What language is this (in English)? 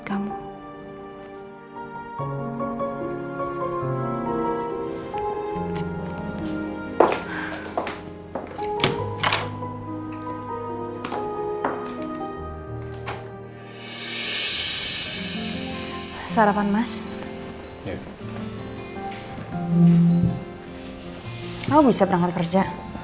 Indonesian